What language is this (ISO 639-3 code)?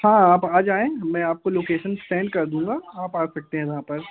hin